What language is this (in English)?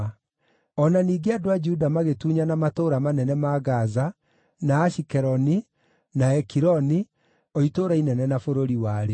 Kikuyu